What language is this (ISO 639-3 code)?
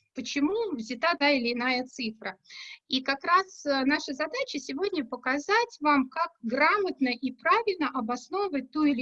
rus